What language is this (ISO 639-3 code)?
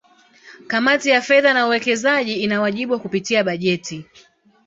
swa